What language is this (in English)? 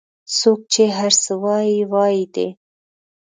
Pashto